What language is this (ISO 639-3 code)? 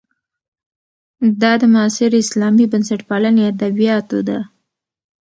pus